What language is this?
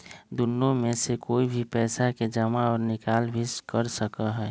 Magahi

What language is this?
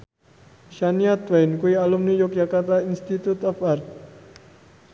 Javanese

